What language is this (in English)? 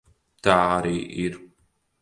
Latvian